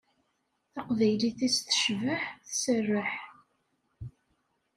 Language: Kabyle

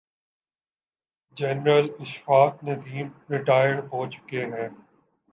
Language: Urdu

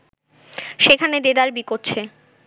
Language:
Bangla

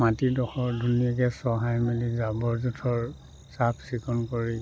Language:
Assamese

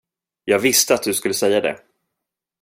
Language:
Swedish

